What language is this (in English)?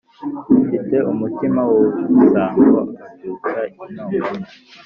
Kinyarwanda